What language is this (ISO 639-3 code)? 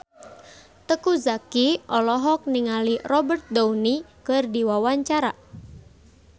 sun